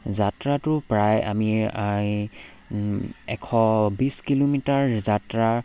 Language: Assamese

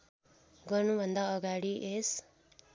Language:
Nepali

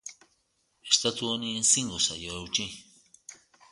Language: Basque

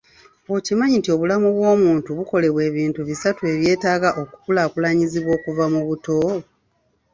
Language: Ganda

